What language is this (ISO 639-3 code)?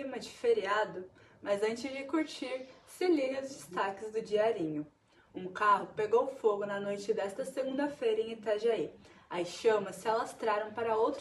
por